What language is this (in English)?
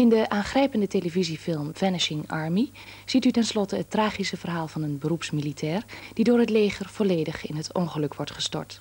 Dutch